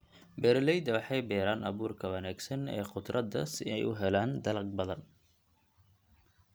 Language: Somali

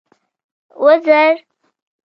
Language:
Pashto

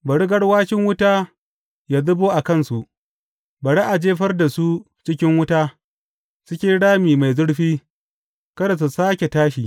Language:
Hausa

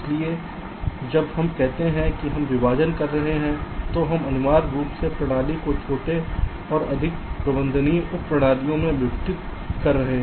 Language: Hindi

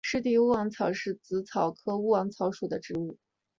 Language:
Chinese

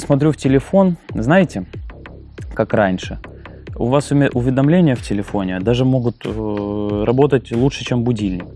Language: Russian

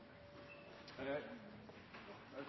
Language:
Norwegian Nynorsk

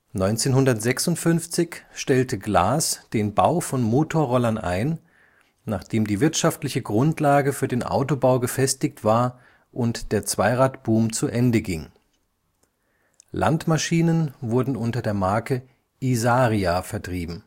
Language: German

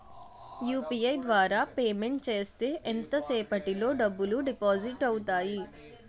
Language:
Telugu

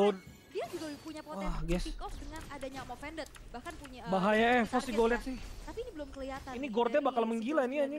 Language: Indonesian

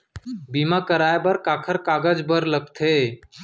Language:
Chhattisgarhi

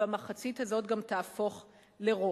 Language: Hebrew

